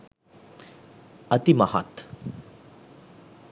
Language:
Sinhala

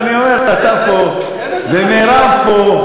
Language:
Hebrew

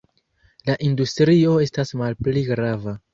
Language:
Esperanto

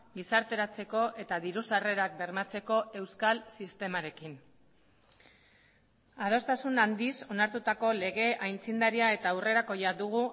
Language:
Basque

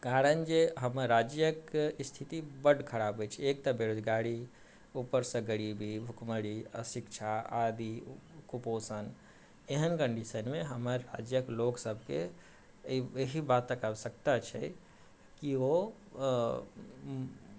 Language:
Maithili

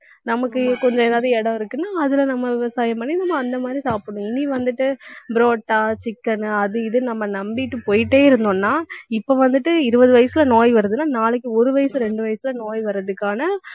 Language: Tamil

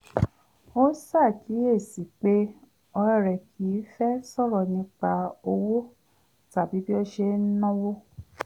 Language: Yoruba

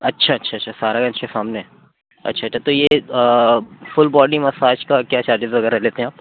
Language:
Urdu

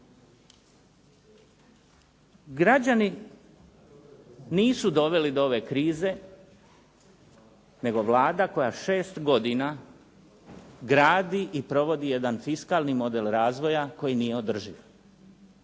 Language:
Croatian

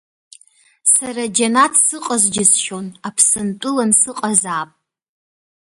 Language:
Abkhazian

